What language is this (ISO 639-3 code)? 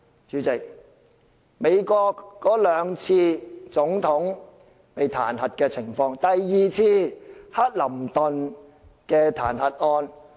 yue